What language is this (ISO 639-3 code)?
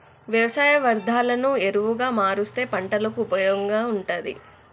tel